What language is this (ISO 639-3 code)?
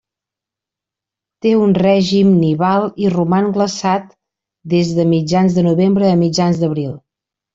cat